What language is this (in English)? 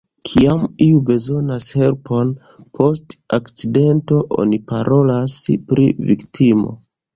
Esperanto